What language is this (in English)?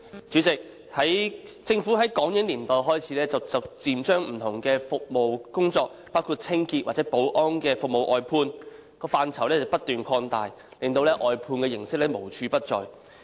Cantonese